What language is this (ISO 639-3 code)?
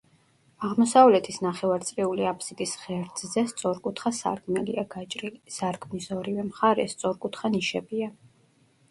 kat